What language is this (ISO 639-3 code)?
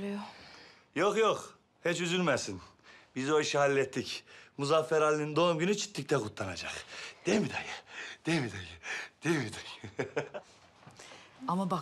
tur